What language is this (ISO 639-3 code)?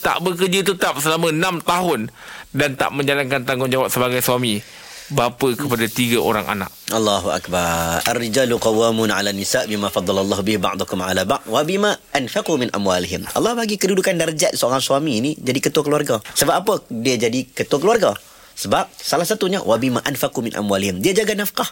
msa